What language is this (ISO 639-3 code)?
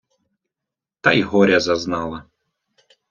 ukr